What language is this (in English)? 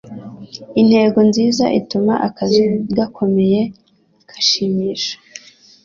Kinyarwanda